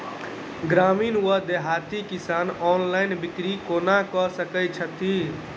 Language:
Maithili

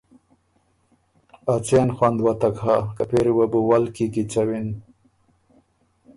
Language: Ormuri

